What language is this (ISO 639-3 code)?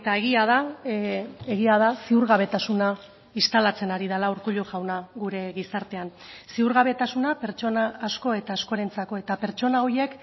eus